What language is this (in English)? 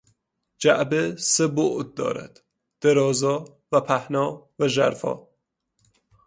Persian